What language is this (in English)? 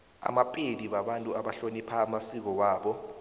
South Ndebele